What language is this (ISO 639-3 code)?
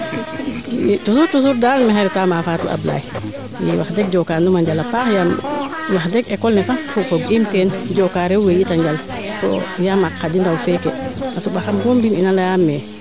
srr